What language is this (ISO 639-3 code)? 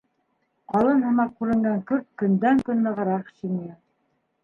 bak